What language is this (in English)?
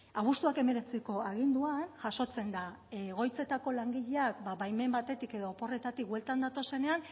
Basque